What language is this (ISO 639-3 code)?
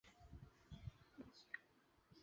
zho